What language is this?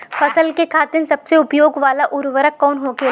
Bhojpuri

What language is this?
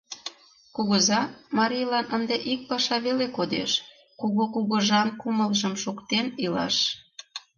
Mari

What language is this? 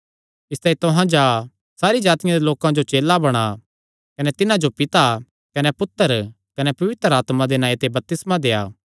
Kangri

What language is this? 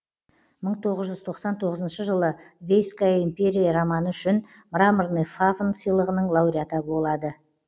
Kazakh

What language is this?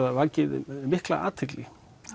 Icelandic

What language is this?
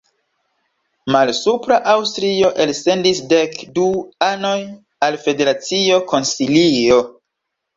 Esperanto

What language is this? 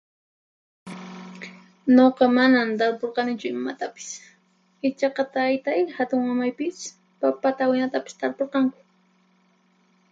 Puno Quechua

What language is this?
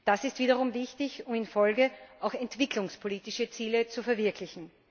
German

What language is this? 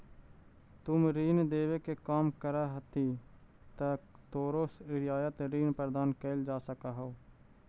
Magahi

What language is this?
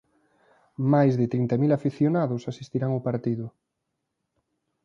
Galician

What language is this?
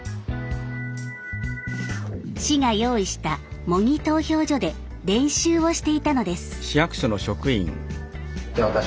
Japanese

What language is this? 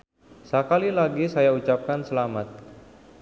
Sundanese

